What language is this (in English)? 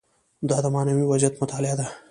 Pashto